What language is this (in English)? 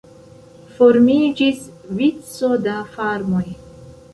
Esperanto